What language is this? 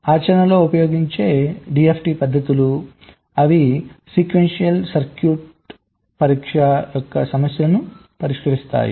Telugu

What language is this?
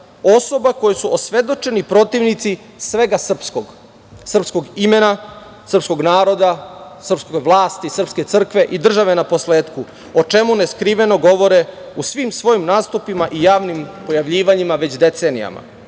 Serbian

